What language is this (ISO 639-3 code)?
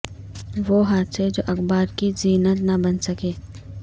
urd